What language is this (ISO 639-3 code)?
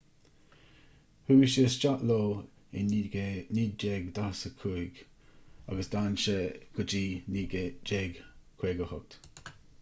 gle